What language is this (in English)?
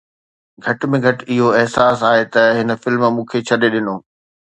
Sindhi